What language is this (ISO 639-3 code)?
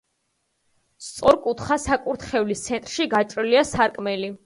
kat